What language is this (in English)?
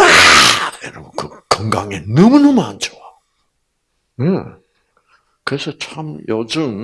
Korean